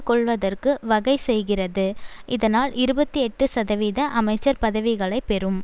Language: Tamil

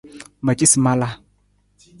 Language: Nawdm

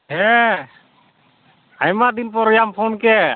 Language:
Santali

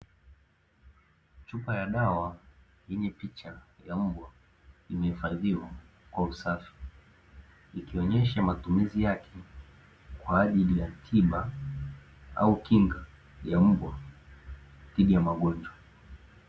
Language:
Swahili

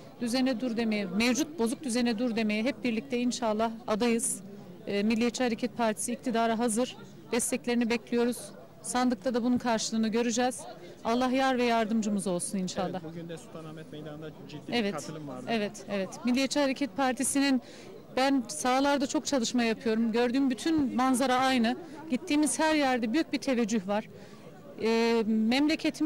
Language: Turkish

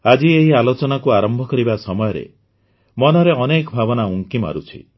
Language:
Odia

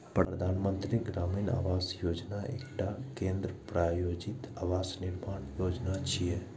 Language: Maithili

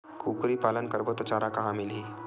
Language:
Chhattisgarhi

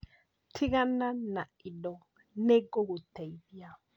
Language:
Kikuyu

